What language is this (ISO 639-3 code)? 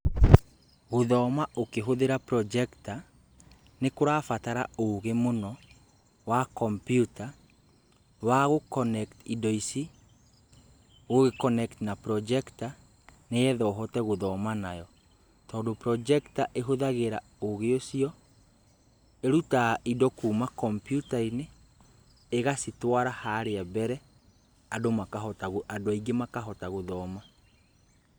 kik